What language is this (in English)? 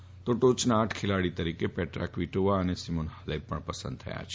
Gujarati